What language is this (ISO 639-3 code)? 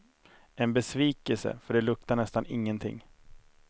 swe